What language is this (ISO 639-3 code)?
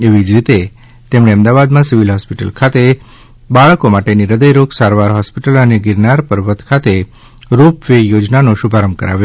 guj